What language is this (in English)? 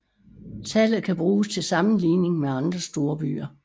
Danish